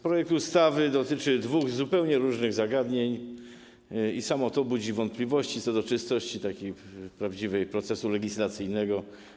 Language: Polish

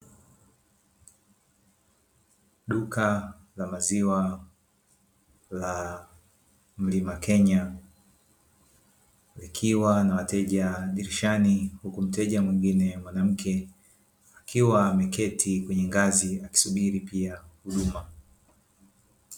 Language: Swahili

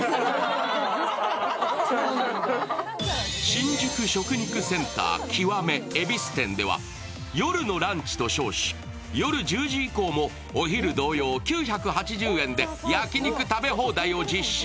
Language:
Japanese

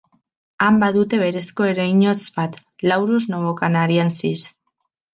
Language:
Basque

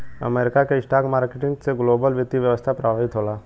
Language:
Bhojpuri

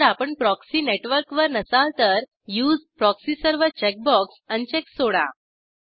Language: Marathi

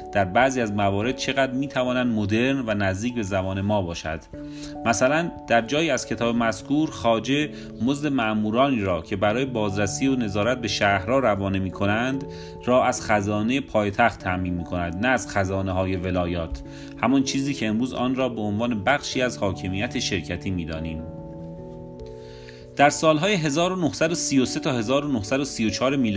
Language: Persian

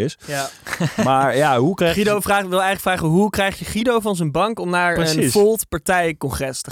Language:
Dutch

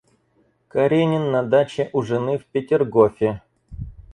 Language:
Russian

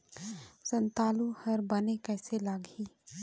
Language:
Chhattisgarhi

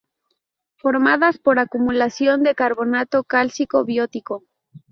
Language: Spanish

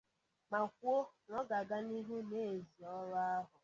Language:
Igbo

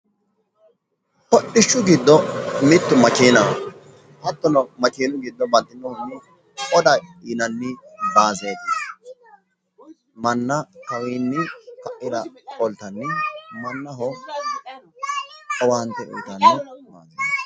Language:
Sidamo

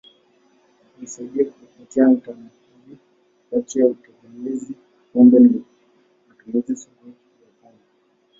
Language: Swahili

